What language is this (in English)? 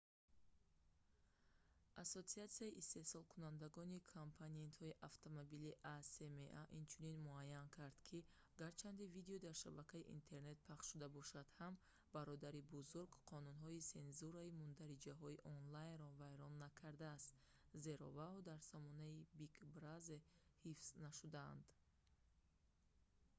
Tajik